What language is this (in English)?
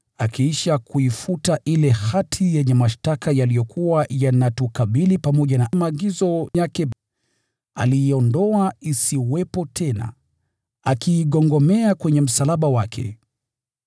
Swahili